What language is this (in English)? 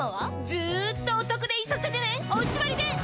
Japanese